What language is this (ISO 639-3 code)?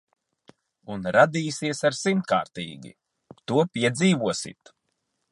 lav